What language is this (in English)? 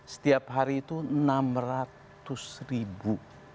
Indonesian